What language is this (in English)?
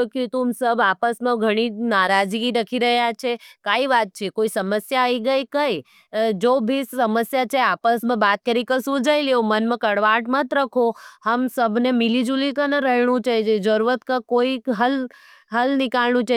Nimadi